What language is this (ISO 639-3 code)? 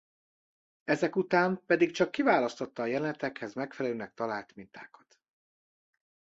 hun